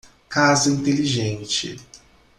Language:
Portuguese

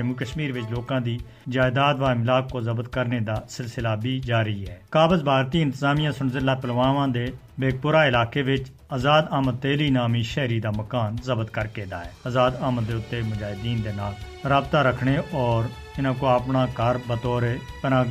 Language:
Urdu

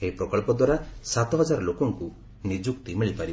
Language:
Odia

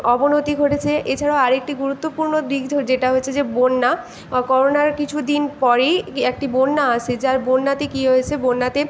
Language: Bangla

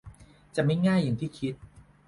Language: Thai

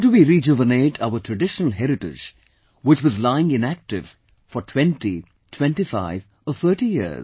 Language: English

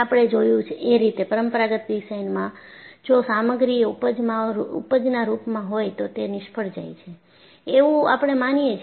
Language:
Gujarati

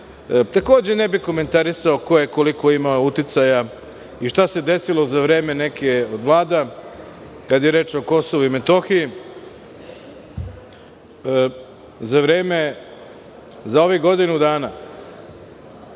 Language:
Serbian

